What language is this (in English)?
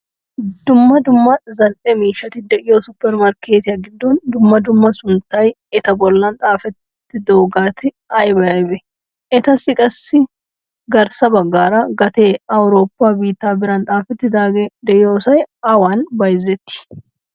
Wolaytta